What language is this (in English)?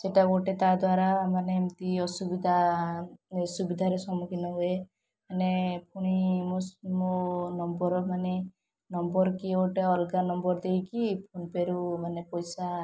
Odia